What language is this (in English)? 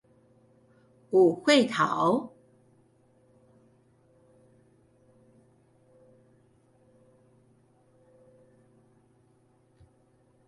Min Nan Chinese